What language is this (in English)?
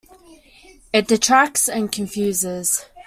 English